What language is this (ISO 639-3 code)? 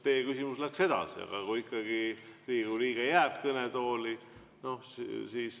est